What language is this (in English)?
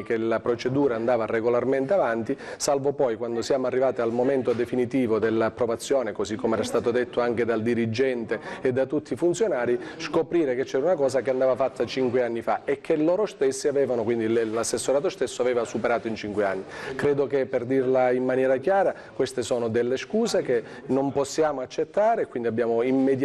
Italian